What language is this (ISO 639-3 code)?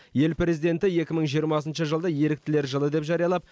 kaz